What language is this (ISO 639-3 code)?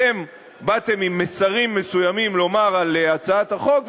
heb